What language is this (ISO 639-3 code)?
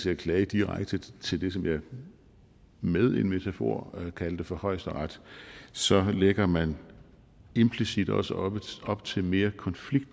dan